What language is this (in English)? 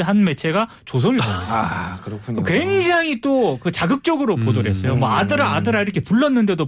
Korean